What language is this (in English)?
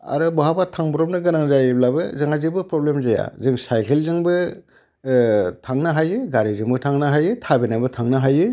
Bodo